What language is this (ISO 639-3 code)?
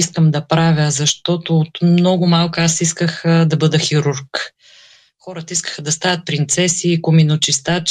bul